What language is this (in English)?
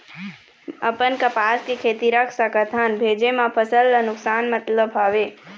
Chhattisgarhi